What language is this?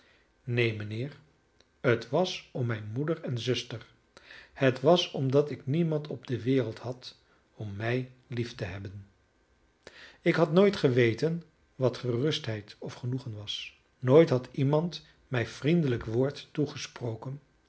Dutch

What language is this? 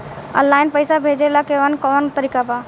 Bhojpuri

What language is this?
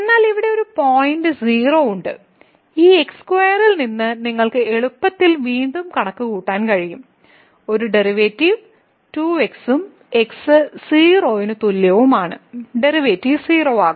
Malayalam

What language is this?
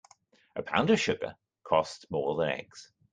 English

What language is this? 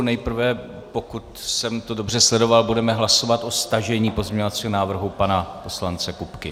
Czech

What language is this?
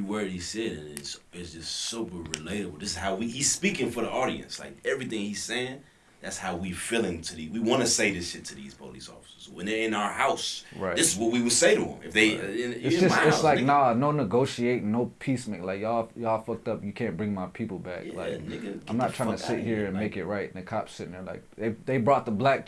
English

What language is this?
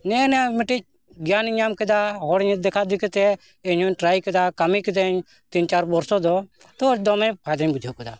Santali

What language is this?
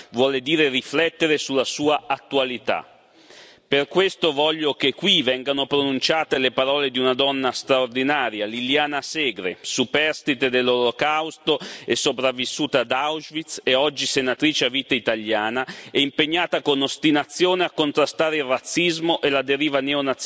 Italian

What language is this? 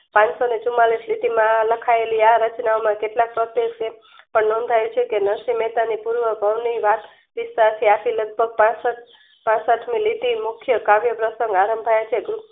Gujarati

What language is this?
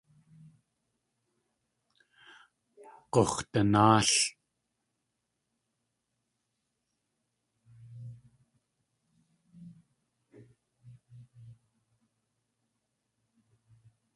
Tlingit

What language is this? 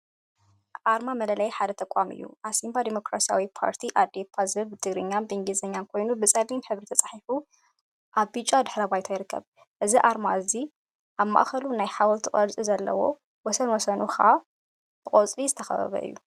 Tigrinya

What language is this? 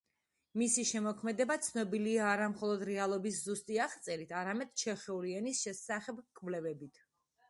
Georgian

